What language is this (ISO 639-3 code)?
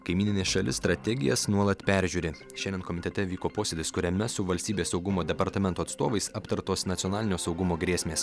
lit